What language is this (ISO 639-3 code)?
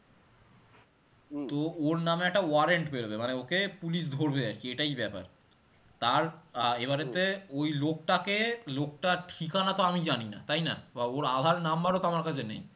ben